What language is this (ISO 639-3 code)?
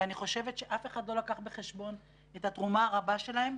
heb